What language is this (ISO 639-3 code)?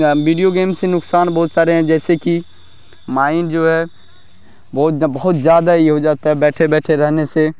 urd